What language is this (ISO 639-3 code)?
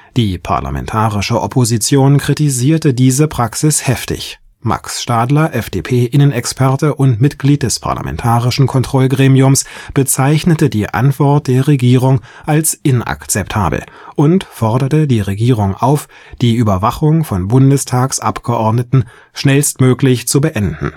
deu